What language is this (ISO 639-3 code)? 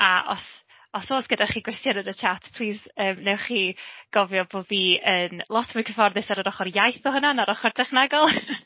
cym